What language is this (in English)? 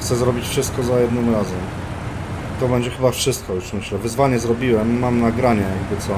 Polish